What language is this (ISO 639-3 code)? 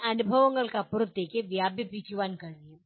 mal